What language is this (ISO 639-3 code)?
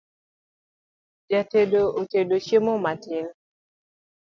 luo